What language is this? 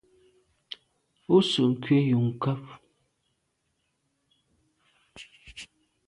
Medumba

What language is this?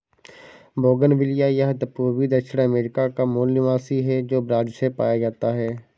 Hindi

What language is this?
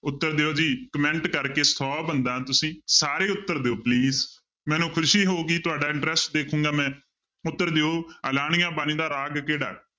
Punjabi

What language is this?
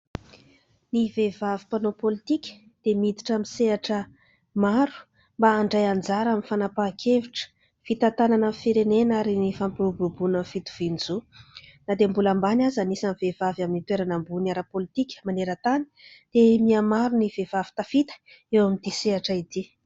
Malagasy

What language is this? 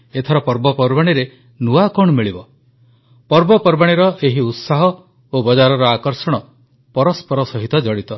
Odia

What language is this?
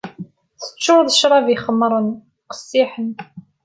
Kabyle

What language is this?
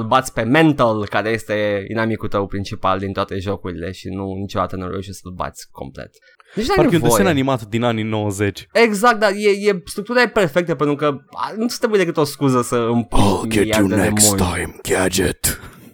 Romanian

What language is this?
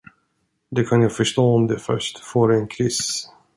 Swedish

